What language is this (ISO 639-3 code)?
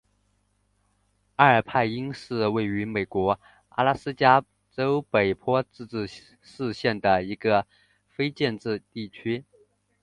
zho